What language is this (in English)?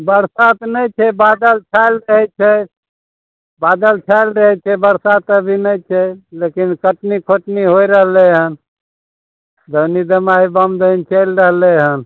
Maithili